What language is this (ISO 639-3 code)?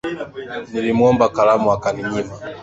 swa